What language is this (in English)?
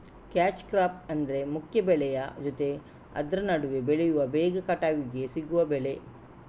Kannada